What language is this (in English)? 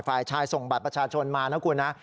Thai